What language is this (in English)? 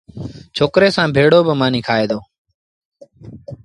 Sindhi Bhil